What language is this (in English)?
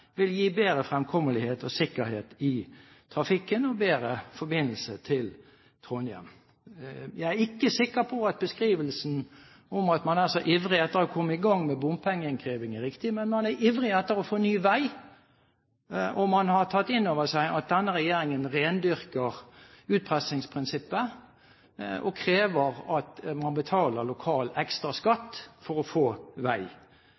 Norwegian Bokmål